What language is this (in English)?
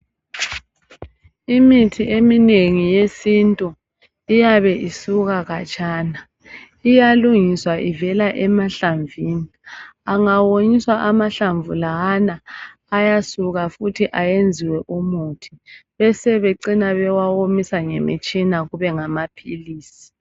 North Ndebele